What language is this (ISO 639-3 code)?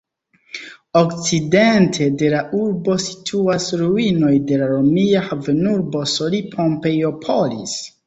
epo